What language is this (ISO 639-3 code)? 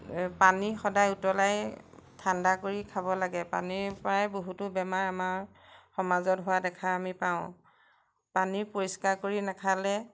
asm